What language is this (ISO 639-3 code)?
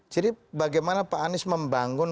ind